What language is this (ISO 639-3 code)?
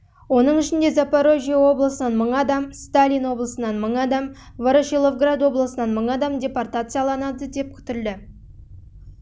kaz